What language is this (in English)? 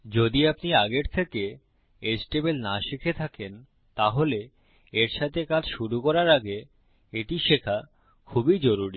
Bangla